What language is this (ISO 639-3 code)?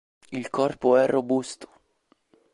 ita